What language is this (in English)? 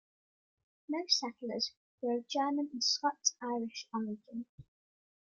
English